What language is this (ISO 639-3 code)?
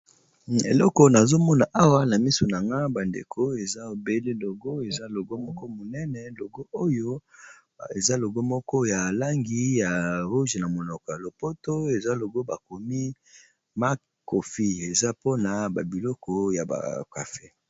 lin